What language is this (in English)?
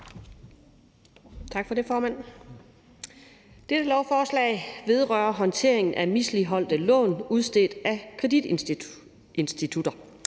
Danish